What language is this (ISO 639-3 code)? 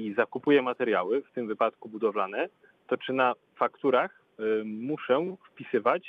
pol